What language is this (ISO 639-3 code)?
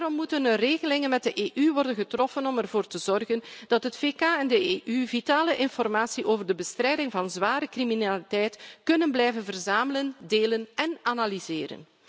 nld